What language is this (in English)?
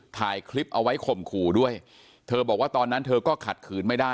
Thai